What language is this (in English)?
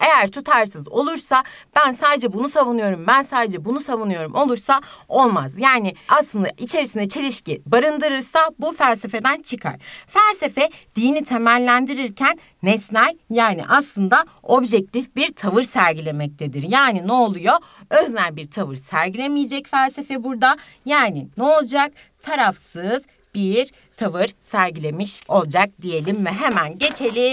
Turkish